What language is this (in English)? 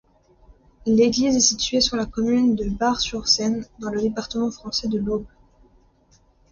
French